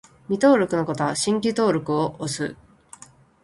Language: Japanese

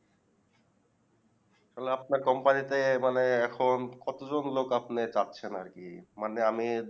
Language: Bangla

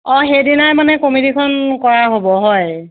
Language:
Assamese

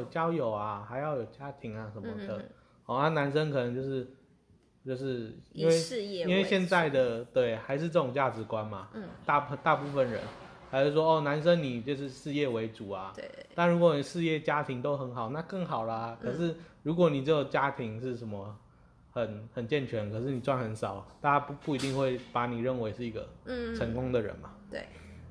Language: Chinese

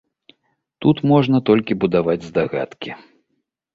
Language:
Belarusian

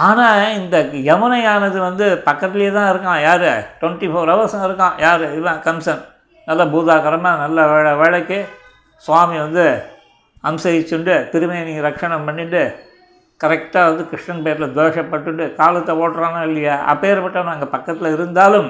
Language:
Tamil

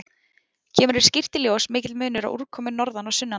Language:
Icelandic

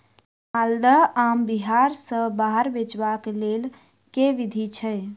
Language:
Maithili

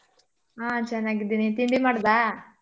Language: Kannada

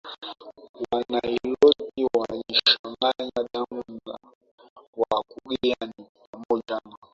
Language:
Swahili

